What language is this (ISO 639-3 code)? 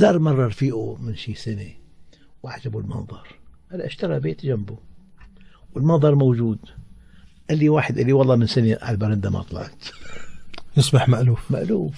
ara